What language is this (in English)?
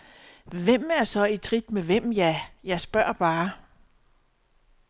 Danish